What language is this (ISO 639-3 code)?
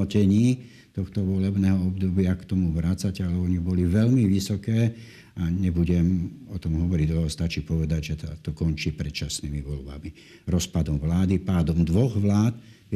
slk